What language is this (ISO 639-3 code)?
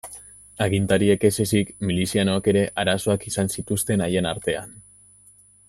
eus